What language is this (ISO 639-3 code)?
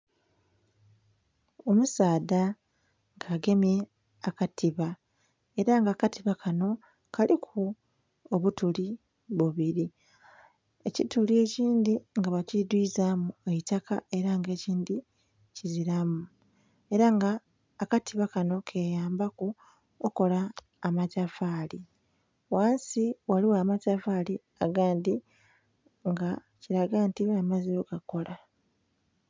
xog